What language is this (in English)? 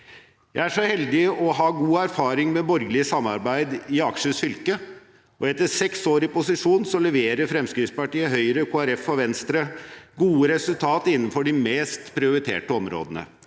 Norwegian